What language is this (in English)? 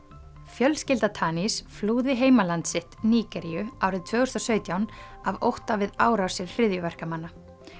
Icelandic